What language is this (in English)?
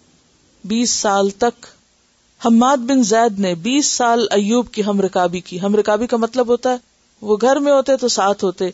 Urdu